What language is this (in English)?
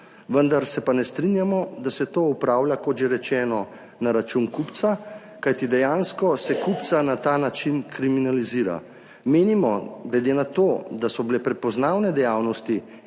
Slovenian